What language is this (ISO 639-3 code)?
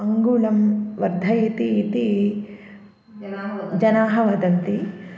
san